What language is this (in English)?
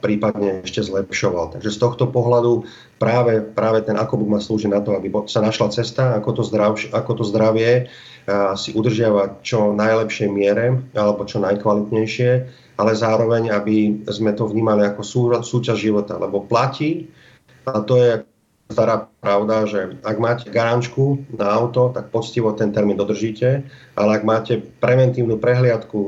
Slovak